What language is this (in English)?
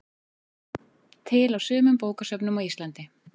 Icelandic